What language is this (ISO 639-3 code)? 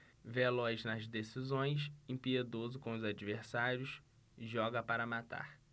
por